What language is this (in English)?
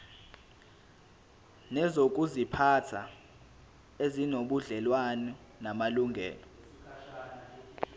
Zulu